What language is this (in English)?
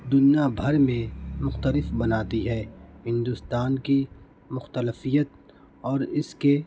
Urdu